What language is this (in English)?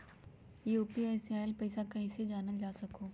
Magahi